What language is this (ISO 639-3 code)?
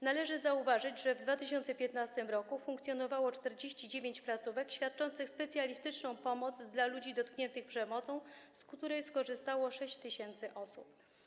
pol